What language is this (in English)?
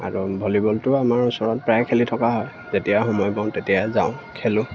Assamese